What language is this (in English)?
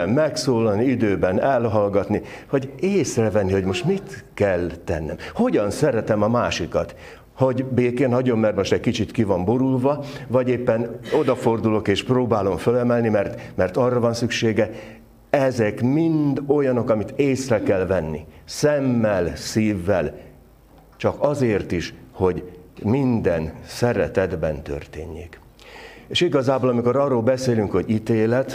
Hungarian